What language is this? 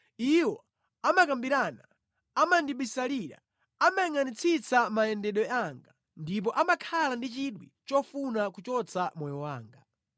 Nyanja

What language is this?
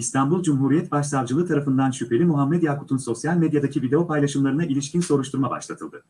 Turkish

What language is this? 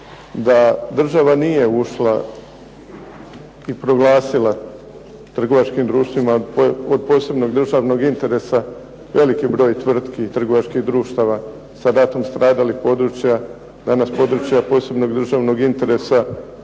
Croatian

